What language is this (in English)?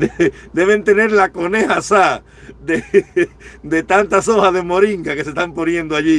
Spanish